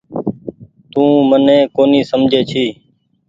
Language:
Goaria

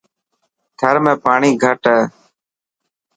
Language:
Dhatki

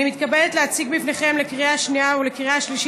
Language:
Hebrew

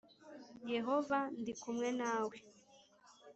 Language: Kinyarwanda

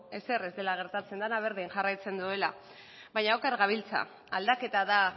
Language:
Basque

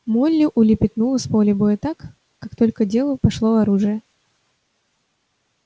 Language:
Russian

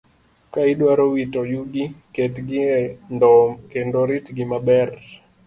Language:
Luo (Kenya and Tanzania)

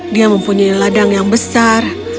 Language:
Indonesian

